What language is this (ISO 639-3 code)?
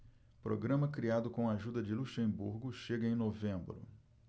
por